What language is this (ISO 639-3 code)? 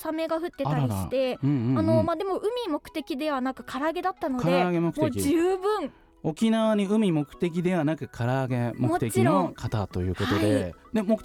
jpn